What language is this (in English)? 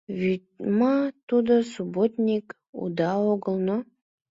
Mari